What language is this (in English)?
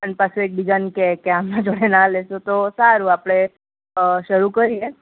Gujarati